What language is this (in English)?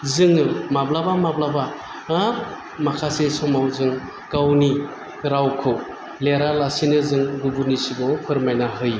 Bodo